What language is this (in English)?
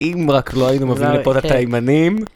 Hebrew